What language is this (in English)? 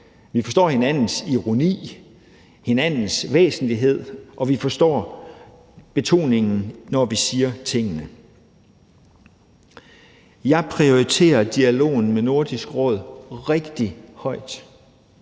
Danish